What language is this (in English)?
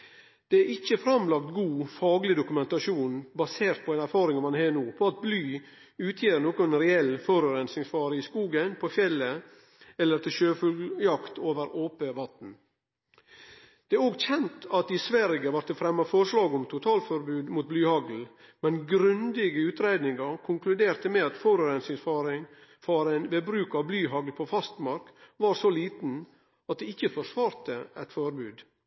Norwegian Nynorsk